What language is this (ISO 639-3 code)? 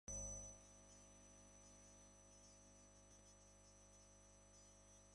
eus